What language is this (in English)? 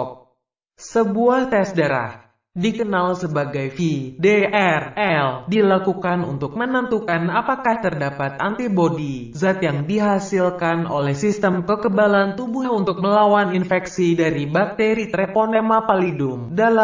Indonesian